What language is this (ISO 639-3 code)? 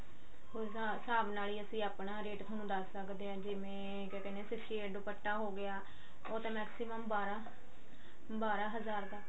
pan